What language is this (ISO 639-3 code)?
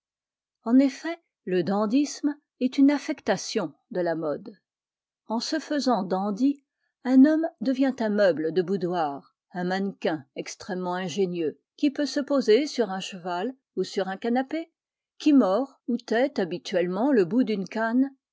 fra